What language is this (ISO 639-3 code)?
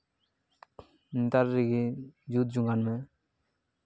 sat